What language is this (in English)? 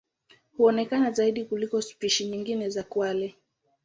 Swahili